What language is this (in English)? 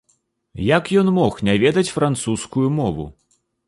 Belarusian